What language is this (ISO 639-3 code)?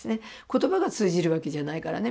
jpn